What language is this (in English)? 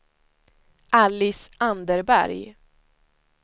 Swedish